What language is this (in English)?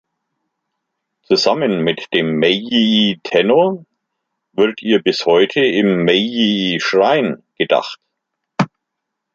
German